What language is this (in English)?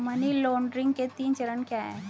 Hindi